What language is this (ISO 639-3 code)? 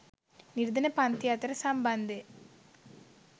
sin